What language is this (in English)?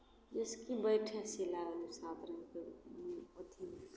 Maithili